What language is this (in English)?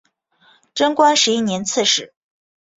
Chinese